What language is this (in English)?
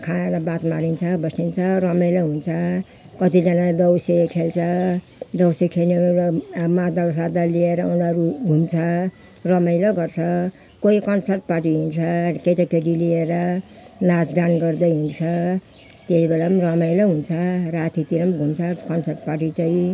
Nepali